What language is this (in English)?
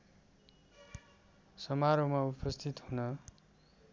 Nepali